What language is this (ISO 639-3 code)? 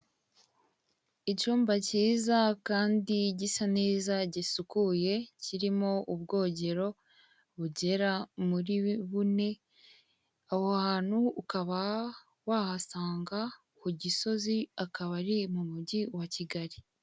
kin